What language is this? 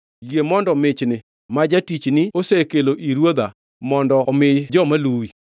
Luo (Kenya and Tanzania)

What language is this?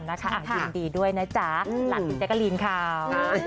Thai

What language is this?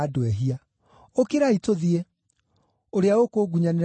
Kikuyu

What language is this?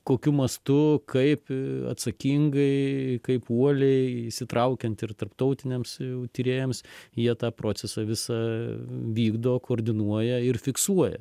Lithuanian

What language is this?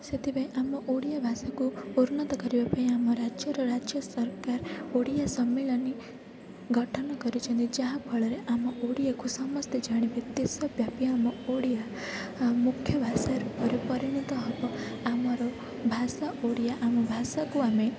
Odia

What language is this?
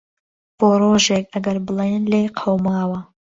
Central Kurdish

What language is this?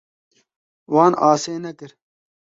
Kurdish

